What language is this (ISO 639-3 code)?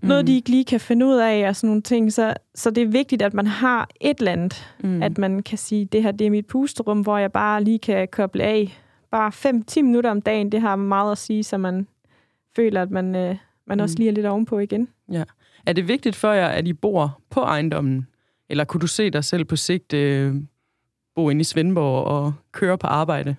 dan